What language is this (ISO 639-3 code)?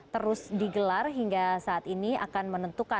ind